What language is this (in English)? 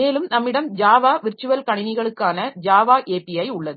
Tamil